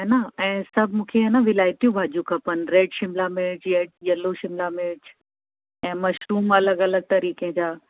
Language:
Sindhi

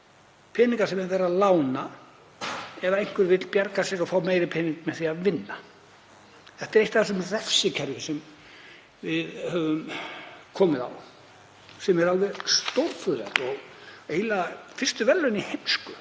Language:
Icelandic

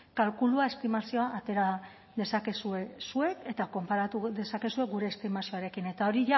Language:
Basque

